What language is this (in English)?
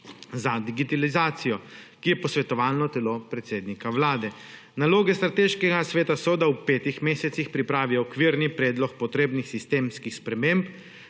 Slovenian